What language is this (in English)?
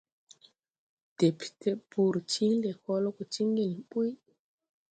Tupuri